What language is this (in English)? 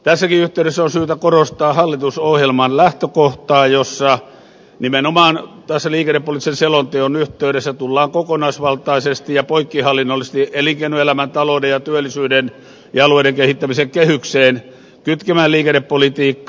Finnish